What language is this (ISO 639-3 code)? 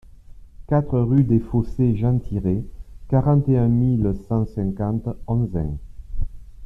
fra